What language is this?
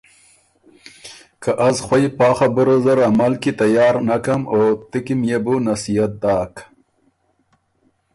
Ormuri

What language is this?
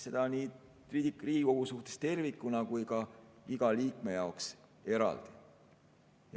Estonian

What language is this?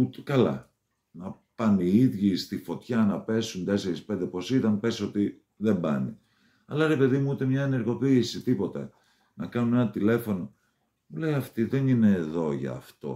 Greek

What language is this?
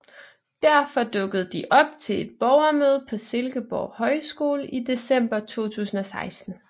Danish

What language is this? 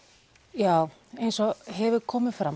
Icelandic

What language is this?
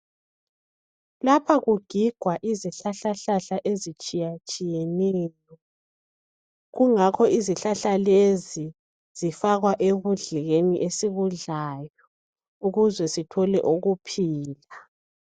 North Ndebele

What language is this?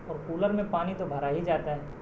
Urdu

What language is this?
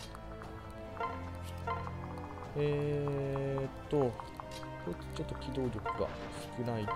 Japanese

